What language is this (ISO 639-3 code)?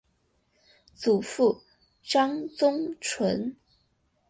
zho